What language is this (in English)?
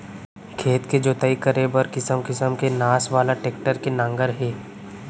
Chhattisgarhi